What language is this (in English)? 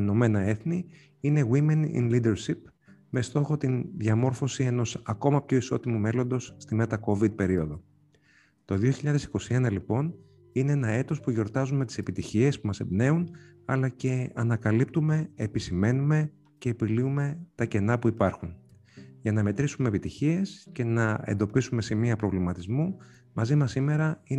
Greek